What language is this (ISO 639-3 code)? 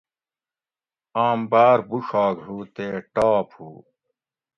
gwc